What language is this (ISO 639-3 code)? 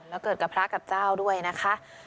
tha